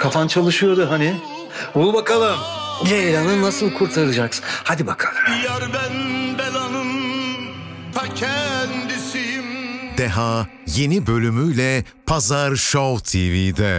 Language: Turkish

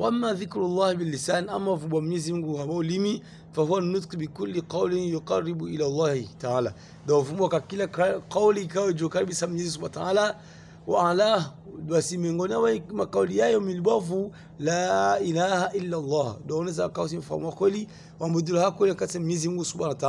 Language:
Arabic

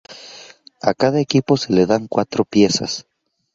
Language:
Spanish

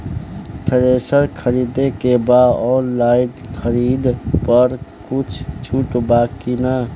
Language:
Bhojpuri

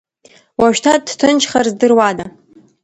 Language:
Abkhazian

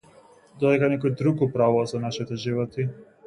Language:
Macedonian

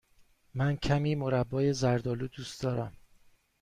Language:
Persian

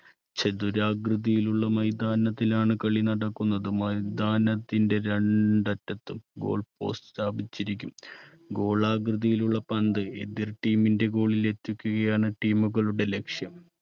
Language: Malayalam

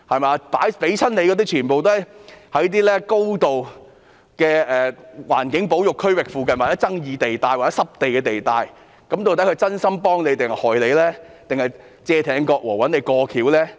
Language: Cantonese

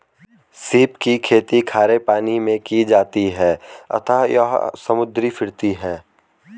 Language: Hindi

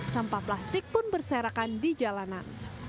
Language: Indonesian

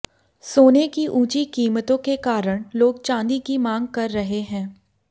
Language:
Hindi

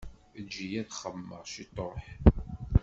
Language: Kabyle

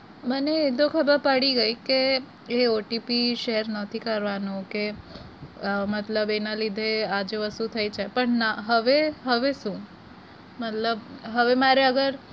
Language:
Gujarati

